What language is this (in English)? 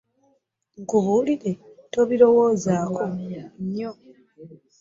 Ganda